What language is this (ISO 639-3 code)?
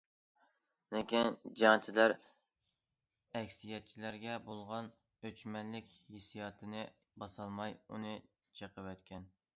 uig